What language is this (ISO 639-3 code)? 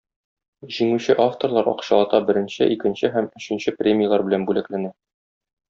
tat